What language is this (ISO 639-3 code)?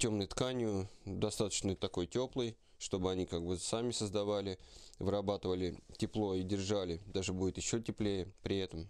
rus